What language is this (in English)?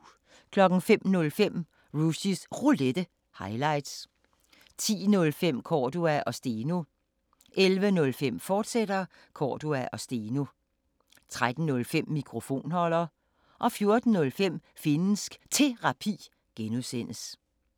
Danish